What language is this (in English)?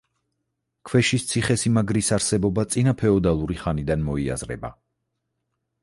Georgian